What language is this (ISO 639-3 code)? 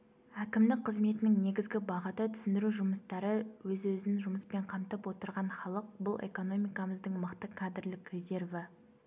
kaz